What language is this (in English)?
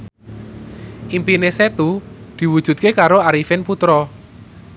Javanese